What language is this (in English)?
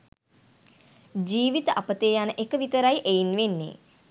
Sinhala